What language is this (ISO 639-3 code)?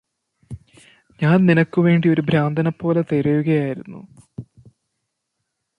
mal